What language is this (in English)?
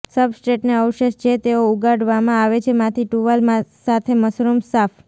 Gujarati